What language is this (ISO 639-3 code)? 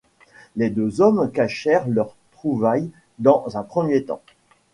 fra